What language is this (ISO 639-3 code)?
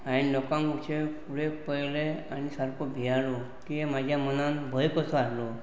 kok